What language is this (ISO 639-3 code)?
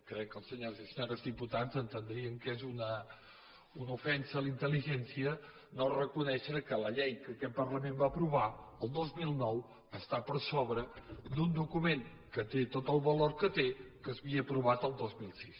cat